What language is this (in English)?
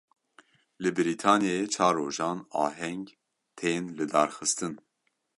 Kurdish